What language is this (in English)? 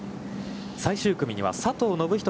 Japanese